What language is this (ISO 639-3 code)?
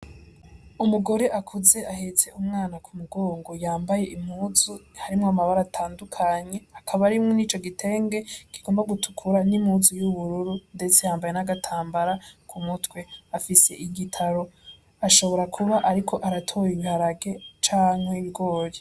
run